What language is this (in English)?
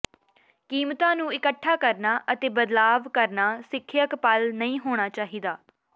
Punjabi